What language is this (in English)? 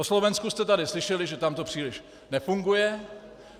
Czech